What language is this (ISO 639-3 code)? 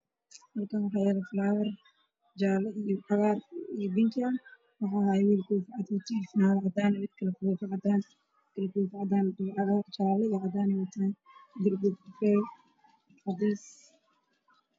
som